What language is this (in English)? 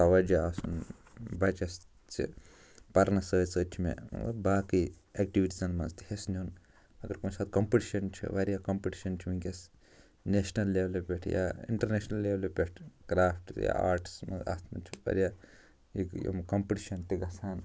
Kashmiri